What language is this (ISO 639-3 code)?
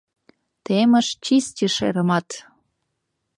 chm